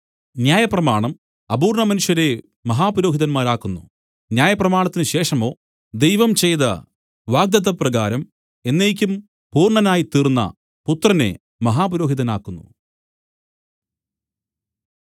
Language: Malayalam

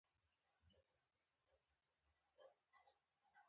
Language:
Pashto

